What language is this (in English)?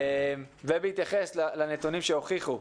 Hebrew